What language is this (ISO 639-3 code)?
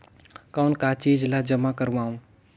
hne